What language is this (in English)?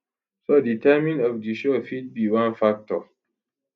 Nigerian Pidgin